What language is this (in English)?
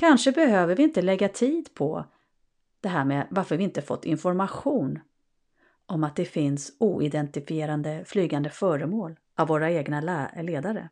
Swedish